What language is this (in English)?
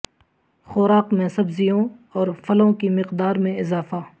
Urdu